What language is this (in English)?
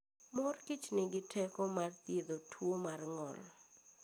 Luo (Kenya and Tanzania)